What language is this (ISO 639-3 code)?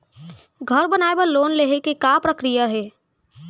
hne